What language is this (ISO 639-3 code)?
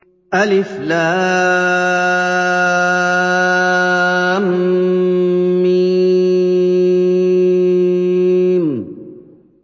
ara